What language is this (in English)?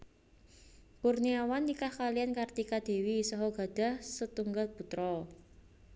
Javanese